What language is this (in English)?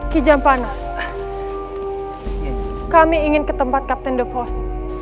Indonesian